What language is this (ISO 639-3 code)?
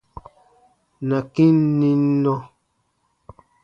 bba